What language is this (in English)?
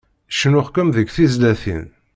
Kabyle